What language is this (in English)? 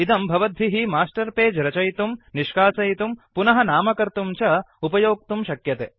Sanskrit